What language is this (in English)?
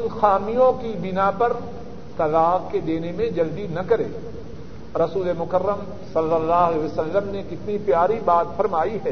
Urdu